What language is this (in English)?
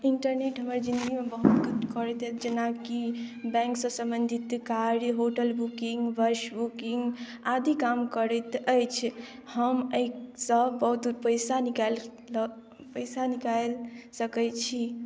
Maithili